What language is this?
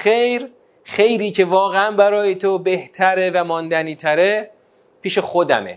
Persian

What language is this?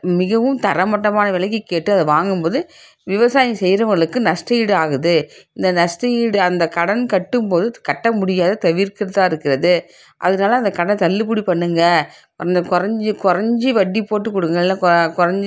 Tamil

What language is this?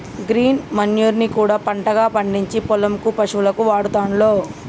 Telugu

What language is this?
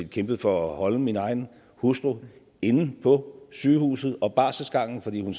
Danish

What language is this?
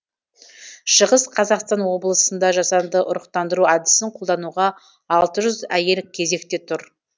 Kazakh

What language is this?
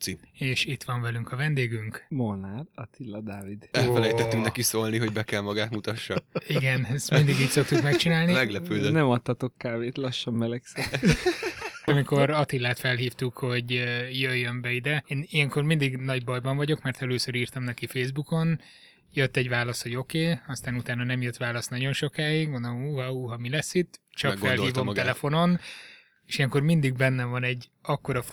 Hungarian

